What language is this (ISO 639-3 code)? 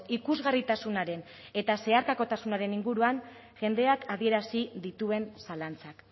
eus